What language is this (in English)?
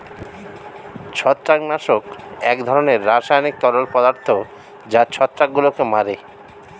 Bangla